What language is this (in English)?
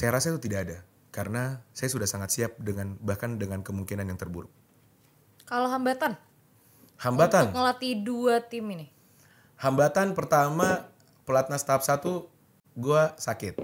Indonesian